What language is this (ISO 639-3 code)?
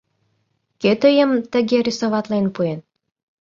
chm